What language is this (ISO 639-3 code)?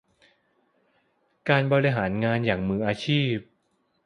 tha